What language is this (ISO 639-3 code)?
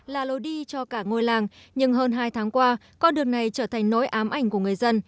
vie